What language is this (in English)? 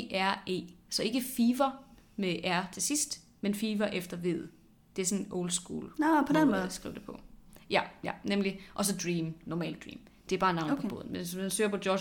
Danish